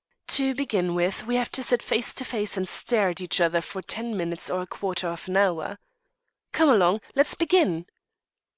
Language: English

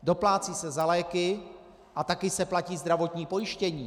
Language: Czech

